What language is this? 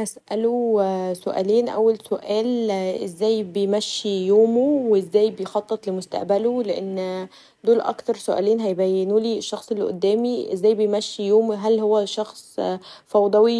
Egyptian Arabic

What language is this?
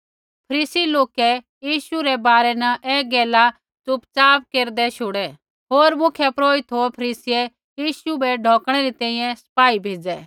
Kullu Pahari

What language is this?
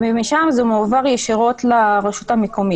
Hebrew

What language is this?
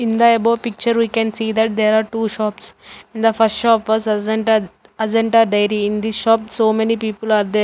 English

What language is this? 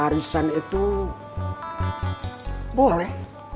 Indonesian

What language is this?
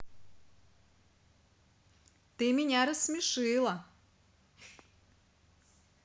Russian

